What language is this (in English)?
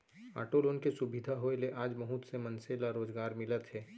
Chhattisgarhi